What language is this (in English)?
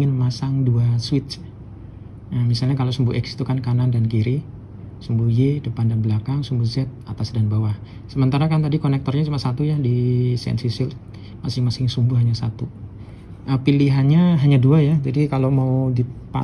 Indonesian